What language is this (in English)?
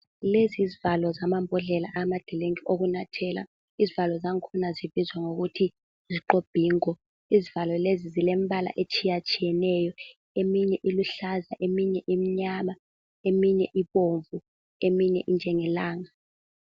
North Ndebele